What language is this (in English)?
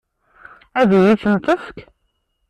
Kabyle